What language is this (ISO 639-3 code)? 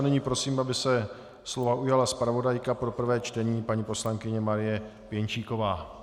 ces